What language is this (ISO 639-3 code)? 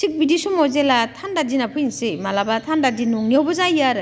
brx